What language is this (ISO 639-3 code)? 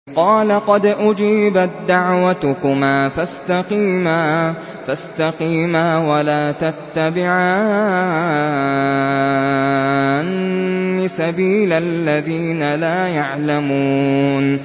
ara